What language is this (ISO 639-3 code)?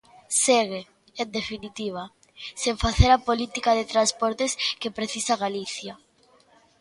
glg